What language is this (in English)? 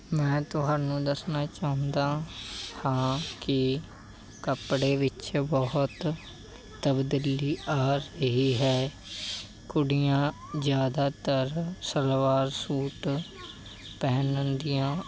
Punjabi